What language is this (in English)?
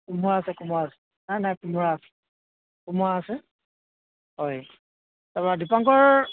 Assamese